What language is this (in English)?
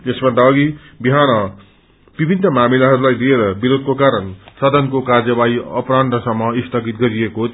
Nepali